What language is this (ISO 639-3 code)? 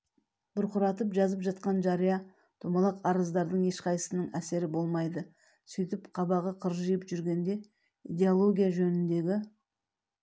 kaz